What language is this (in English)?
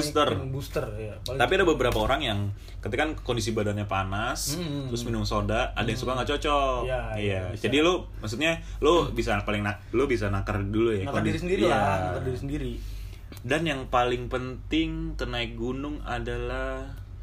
Indonesian